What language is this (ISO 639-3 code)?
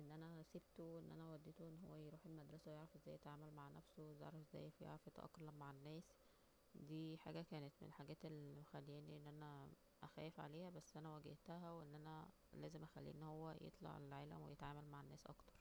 arz